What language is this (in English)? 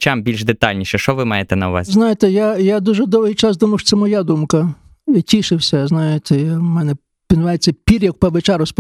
Ukrainian